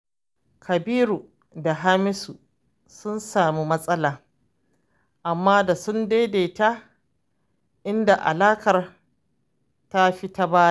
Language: Hausa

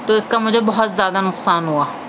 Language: Urdu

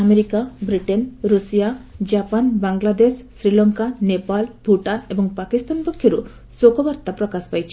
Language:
Odia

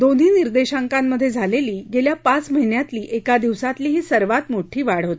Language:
Marathi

